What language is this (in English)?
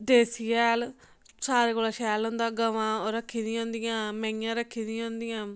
Dogri